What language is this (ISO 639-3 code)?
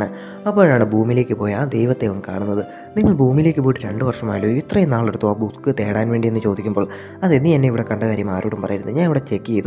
ron